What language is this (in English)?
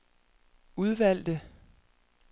Danish